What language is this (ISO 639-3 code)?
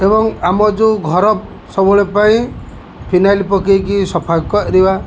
ori